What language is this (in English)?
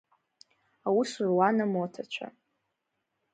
Abkhazian